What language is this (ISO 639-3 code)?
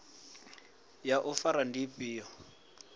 ven